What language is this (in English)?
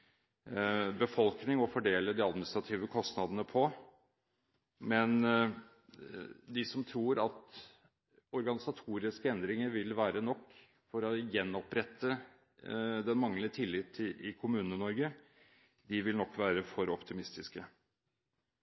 Norwegian Bokmål